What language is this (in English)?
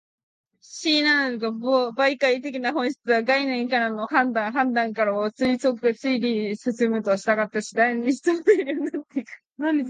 Japanese